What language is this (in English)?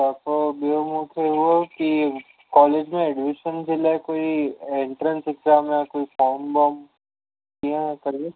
Sindhi